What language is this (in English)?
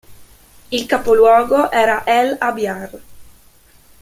Italian